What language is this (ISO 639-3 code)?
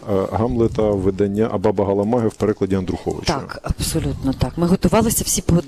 ukr